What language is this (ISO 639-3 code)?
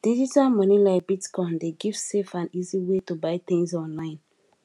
pcm